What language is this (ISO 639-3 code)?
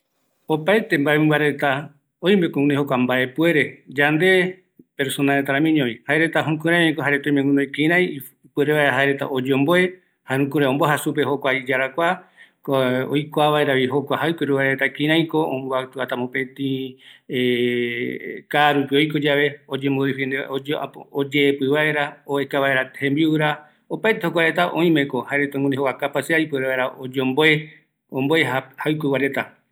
gui